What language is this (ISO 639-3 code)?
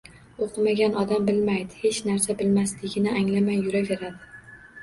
uzb